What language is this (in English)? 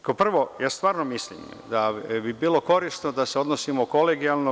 Serbian